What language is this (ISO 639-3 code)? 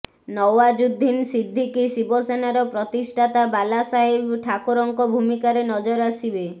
ori